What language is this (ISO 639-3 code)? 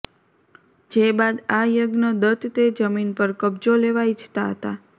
guj